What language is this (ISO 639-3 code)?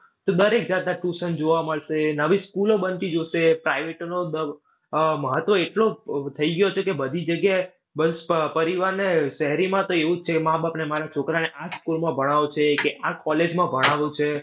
guj